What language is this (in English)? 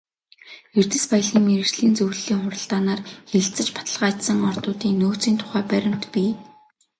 Mongolian